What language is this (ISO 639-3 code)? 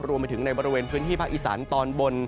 tha